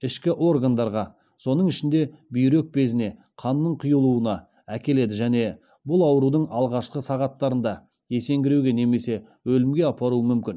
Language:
Kazakh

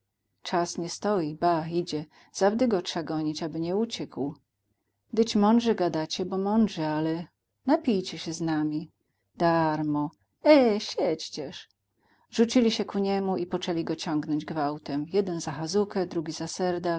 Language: Polish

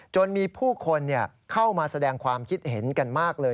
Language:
Thai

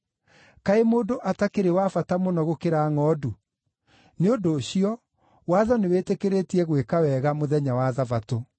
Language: Kikuyu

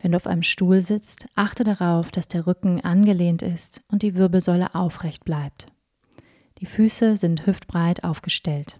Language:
German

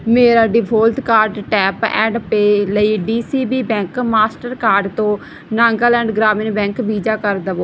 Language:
Punjabi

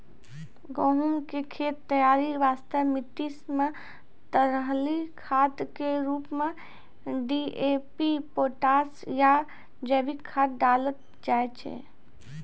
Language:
Maithili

